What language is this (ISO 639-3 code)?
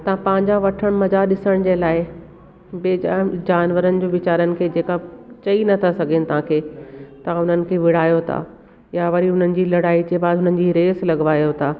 snd